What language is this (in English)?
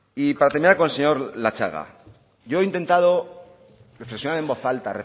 Spanish